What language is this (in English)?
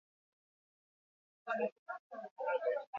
Basque